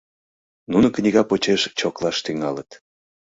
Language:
Mari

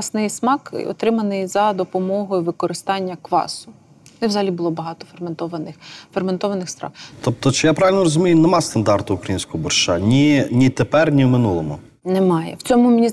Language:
Ukrainian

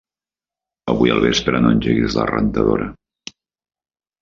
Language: Catalan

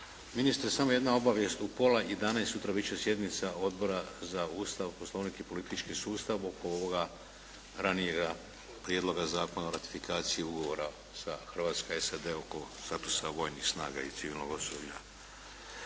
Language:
Croatian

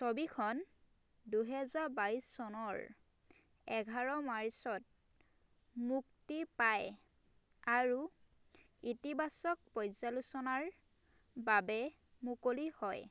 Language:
Assamese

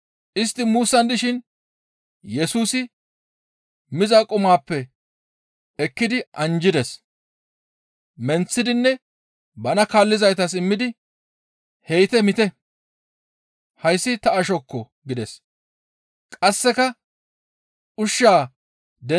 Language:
Gamo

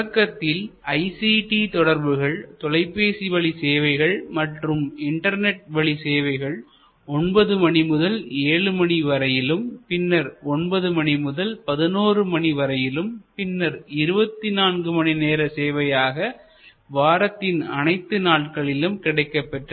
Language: Tamil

